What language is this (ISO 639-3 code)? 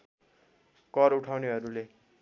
nep